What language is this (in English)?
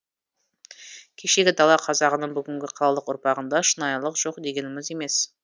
Kazakh